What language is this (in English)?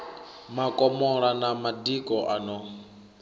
Venda